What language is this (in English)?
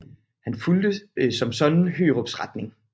Danish